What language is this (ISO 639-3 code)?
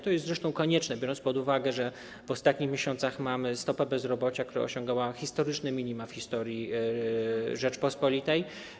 pol